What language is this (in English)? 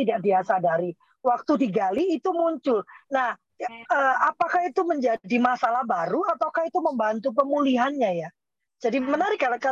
Indonesian